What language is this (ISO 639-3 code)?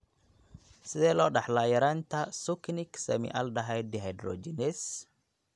som